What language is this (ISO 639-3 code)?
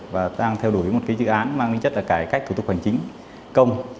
vie